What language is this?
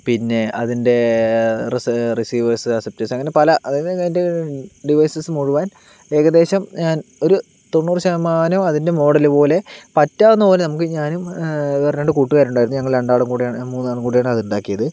Malayalam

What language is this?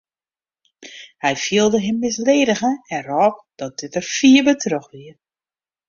Western Frisian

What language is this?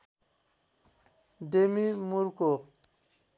Nepali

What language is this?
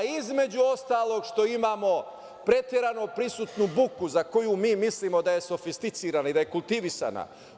Serbian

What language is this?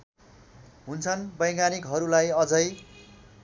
Nepali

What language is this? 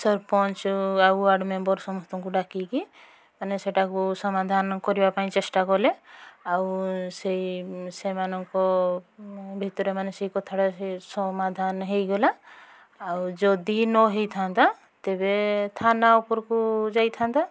Odia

